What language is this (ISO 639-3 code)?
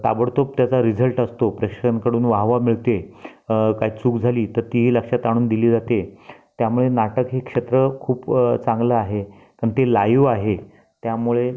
mar